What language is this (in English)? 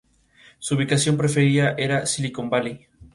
Spanish